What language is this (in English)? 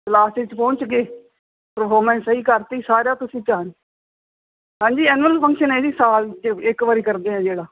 Punjabi